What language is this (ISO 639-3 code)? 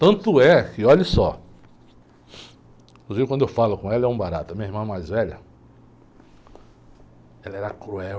por